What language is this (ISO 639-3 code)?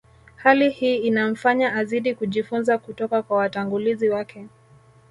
swa